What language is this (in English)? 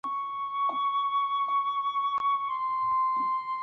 Chinese